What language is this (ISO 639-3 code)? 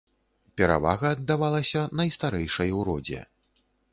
bel